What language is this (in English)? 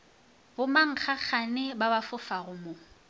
Northern Sotho